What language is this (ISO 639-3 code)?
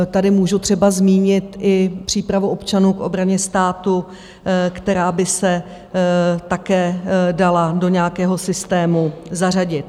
ces